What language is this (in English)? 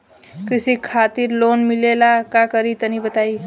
Bhojpuri